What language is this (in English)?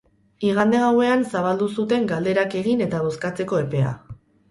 Basque